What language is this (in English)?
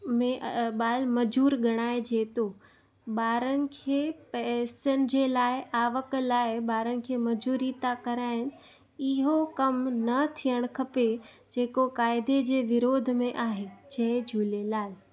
Sindhi